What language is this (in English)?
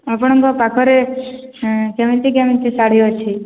Odia